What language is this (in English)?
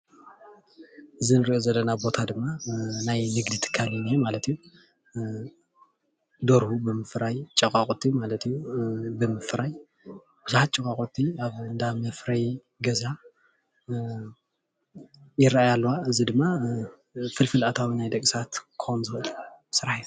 Tigrinya